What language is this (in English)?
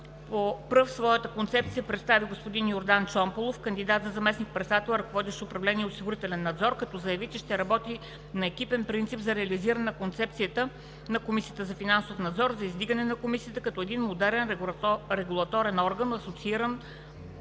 Bulgarian